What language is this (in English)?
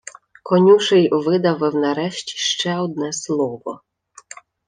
Ukrainian